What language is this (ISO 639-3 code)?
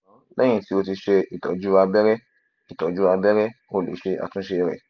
yor